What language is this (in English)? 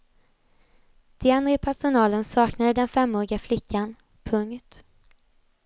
Swedish